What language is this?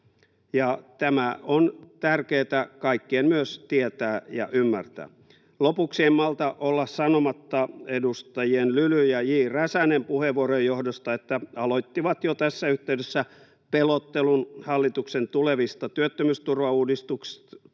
Finnish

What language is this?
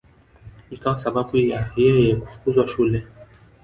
Swahili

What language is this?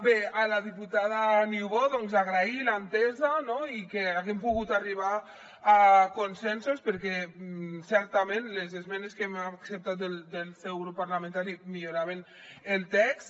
Catalan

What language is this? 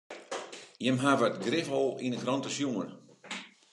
Western Frisian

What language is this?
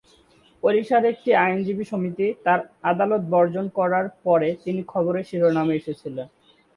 Bangla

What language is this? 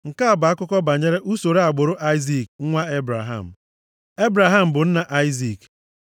Igbo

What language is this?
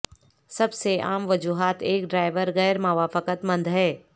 Urdu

